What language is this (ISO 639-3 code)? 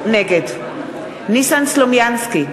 heb